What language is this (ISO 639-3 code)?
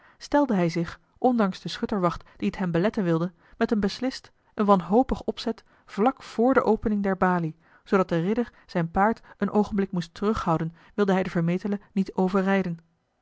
nld